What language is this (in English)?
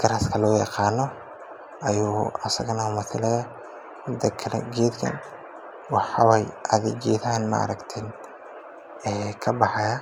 Somali